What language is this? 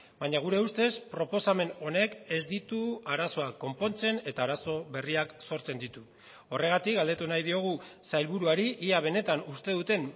Basque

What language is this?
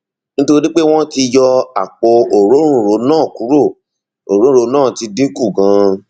Yoruba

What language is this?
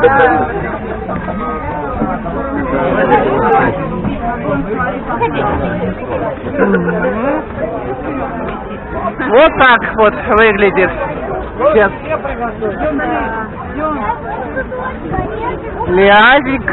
Russian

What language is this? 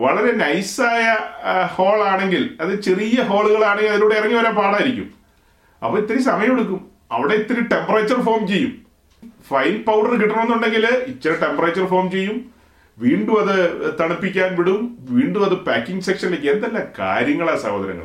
Malayalam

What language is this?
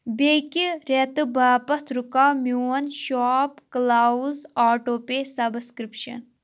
Kashmiri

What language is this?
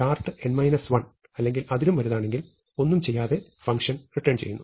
Malayalam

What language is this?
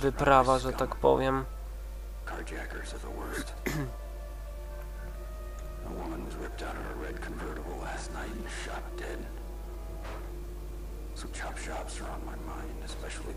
Polish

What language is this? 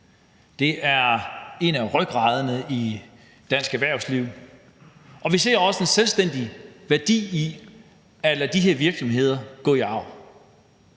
Danish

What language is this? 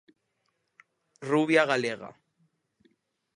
Galician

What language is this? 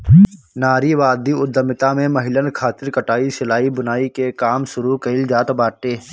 Bhojpuri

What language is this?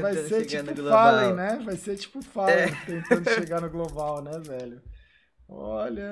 Portuguese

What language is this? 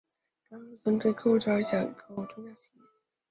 Chinese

